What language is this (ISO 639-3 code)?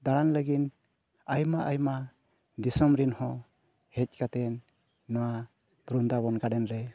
sat